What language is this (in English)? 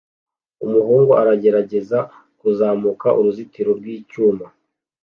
Kinyarwanda